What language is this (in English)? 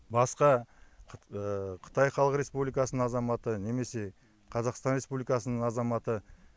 Kazakh